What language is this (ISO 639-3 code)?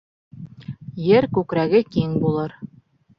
bak